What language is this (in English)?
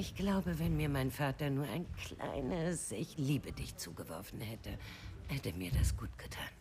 German